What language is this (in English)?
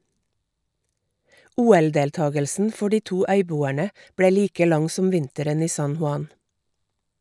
Norwegian